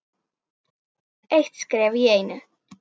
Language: Icelandic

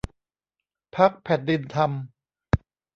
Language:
Thai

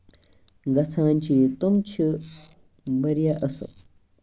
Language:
Kashmiri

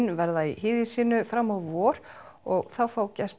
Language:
Icelandic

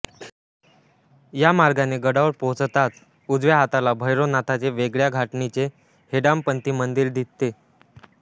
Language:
Marathi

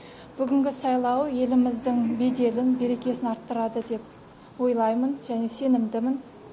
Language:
Kazakh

